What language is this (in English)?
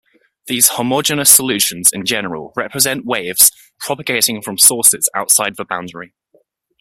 English